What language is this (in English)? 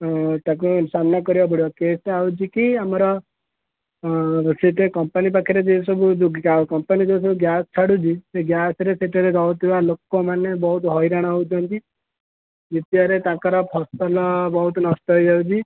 Odia